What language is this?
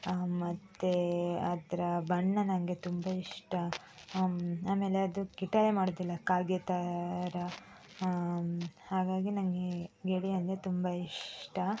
Kannada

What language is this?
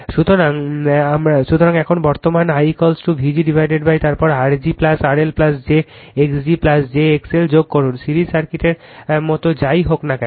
Bangla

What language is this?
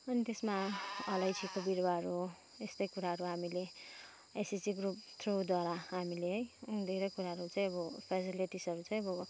Nepali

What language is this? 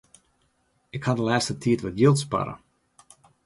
Western Frisian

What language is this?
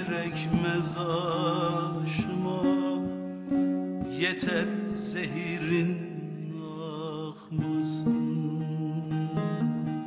Turkish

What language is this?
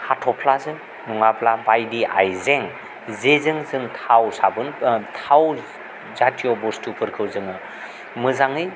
Bodo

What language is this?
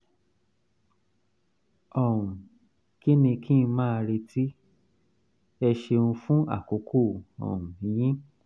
Yoruba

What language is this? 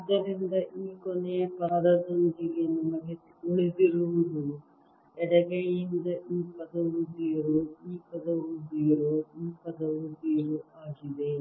Kannada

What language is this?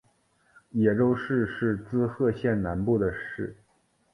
Chinese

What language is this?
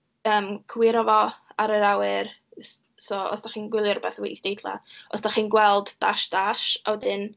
Welsh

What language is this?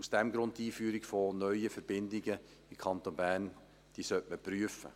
Swiss German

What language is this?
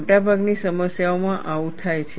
Gujarati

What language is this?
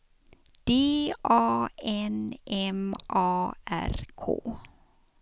Swedish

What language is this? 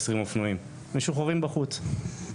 Hebrew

